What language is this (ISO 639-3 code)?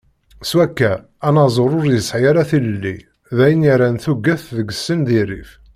kab